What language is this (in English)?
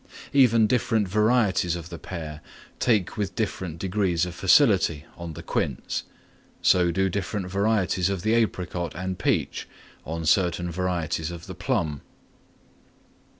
English